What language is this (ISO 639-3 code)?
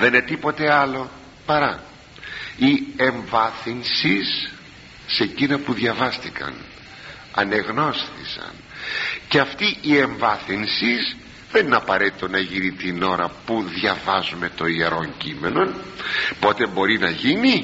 ell